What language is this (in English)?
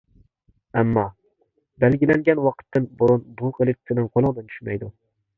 Uyghur